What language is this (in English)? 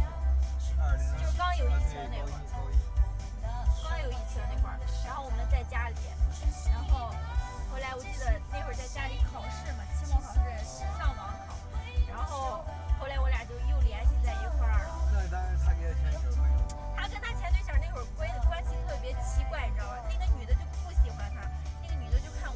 Chinese